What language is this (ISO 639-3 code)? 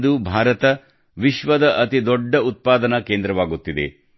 kan